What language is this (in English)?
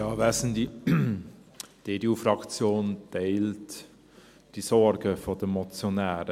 Swiss German